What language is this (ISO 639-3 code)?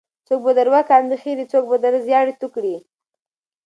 pus